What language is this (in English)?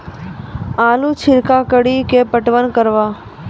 Maithili